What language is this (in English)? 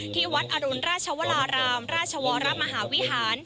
Thai